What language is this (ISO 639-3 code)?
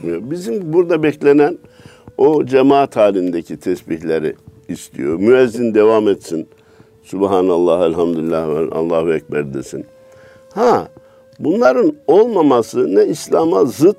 tur